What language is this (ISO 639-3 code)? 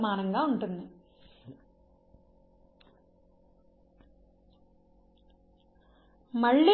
tel